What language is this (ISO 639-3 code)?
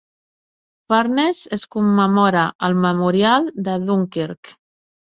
cat